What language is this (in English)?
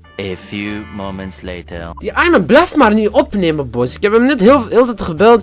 Dutch